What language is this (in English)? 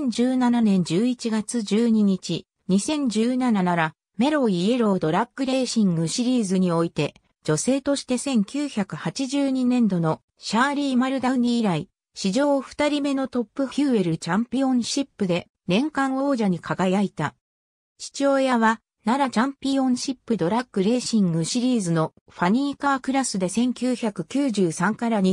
Japanese